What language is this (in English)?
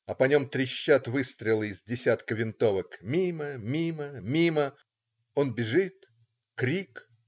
Russian